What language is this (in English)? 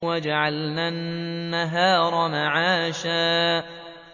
Arabic